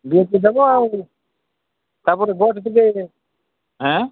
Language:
Odia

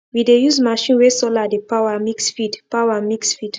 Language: Nigerian Pidgin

